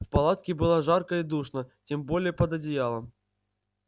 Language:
Russian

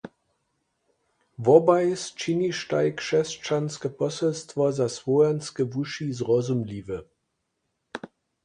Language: Upper Sorbian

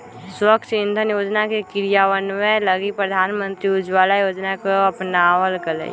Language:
Magahi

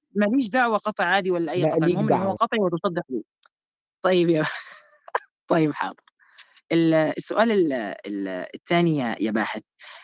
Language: Arabic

